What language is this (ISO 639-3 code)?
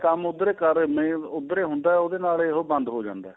pan